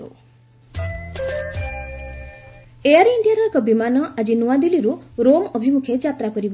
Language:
Odia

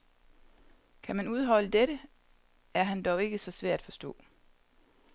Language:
Danish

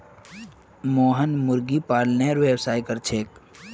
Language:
Magahi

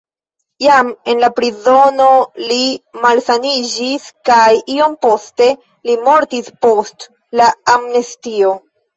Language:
Esperanto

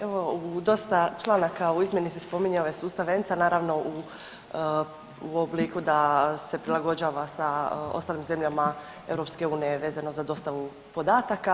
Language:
Croatian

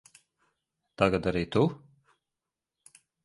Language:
Latvian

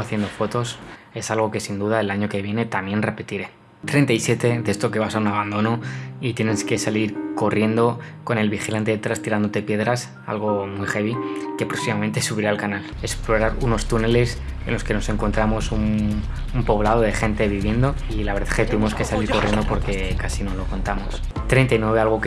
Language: Spanish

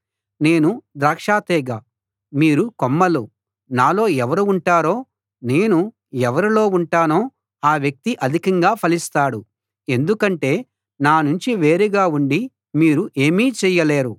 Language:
Telugu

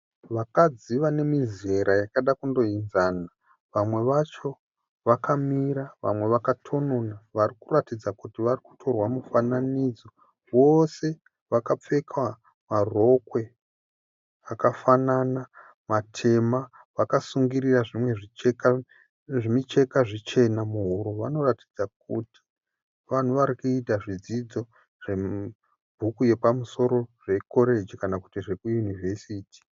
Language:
Shona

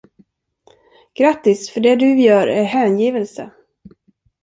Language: Swedish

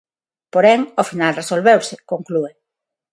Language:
Galician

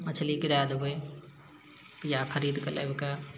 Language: Maithili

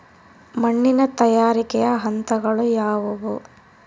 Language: Kannada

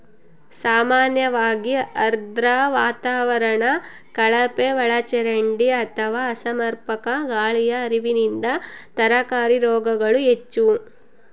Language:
Kannada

